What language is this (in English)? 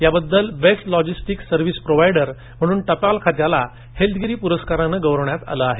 Marathi